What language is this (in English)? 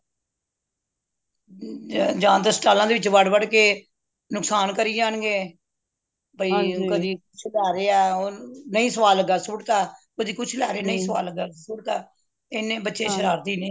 Punjabi